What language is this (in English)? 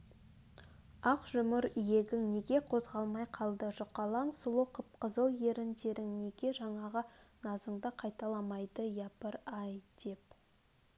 Kazakh